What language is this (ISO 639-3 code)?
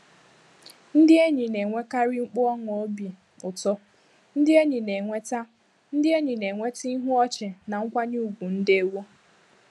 ibo